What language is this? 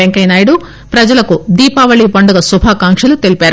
Telugu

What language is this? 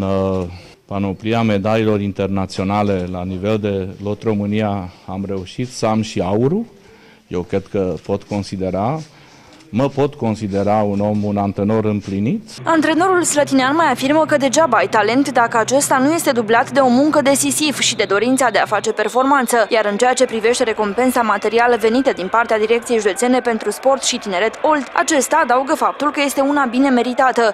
Romanian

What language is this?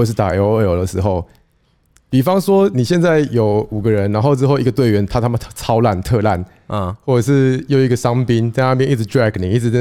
Chinese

